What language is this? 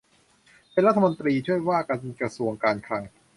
Thai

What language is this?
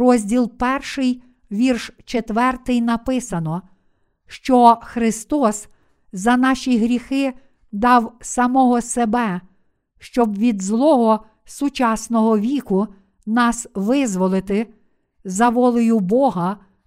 Ukrainian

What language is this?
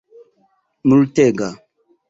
Esperanto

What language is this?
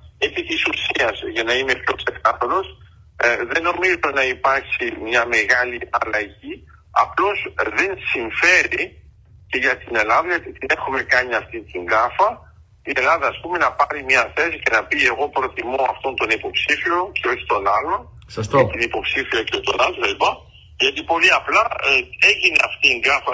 Greek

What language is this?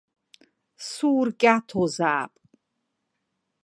Abkhazian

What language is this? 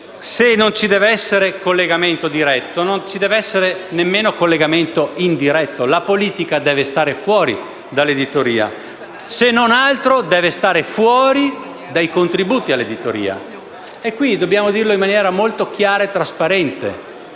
Italian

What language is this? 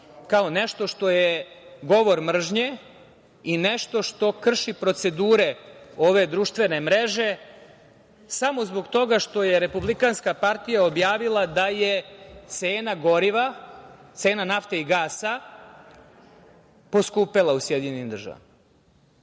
Serbian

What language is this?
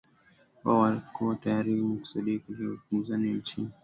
Swahili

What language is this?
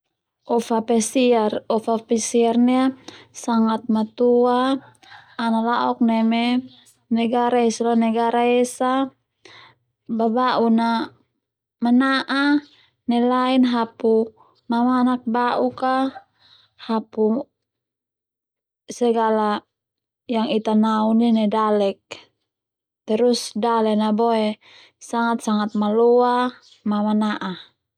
Termanu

